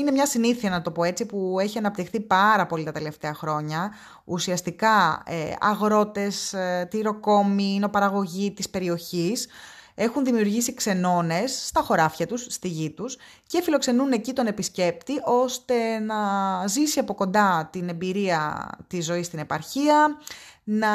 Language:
Greek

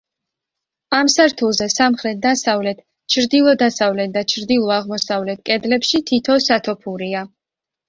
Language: Georgian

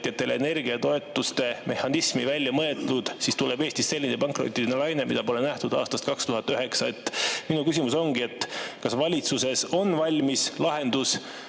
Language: Estonian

